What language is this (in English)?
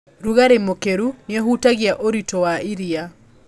Kikuyu